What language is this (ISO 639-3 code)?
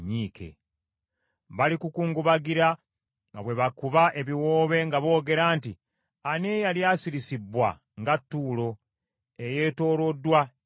lug